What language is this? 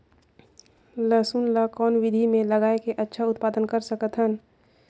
Chhattisgarhi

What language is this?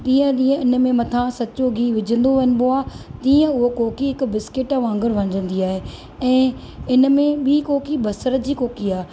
Sindhi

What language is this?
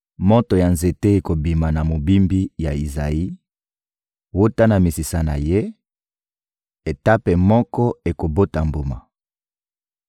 Lingala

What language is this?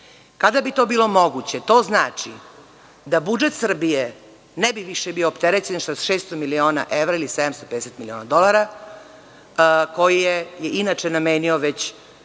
Serbian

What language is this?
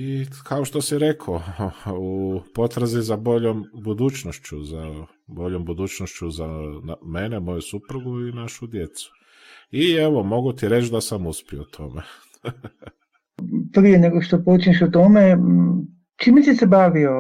Croatian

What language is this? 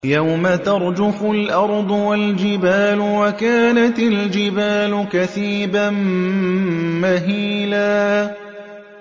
Arabic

